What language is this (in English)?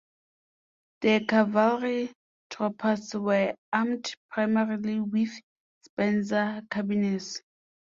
English